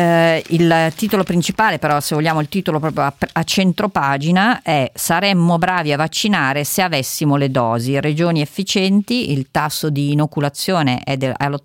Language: Italian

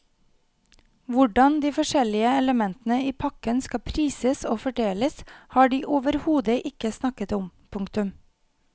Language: Norwegian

